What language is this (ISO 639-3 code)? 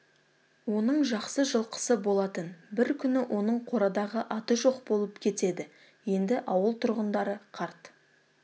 kaz